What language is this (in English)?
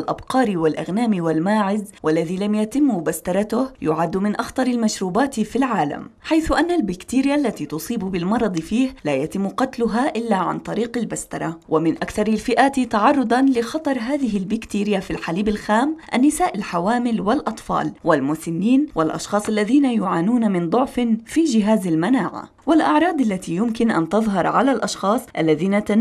Arabic